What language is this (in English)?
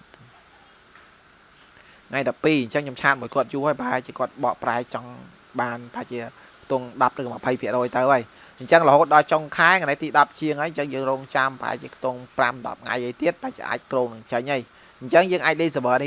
Vietnamese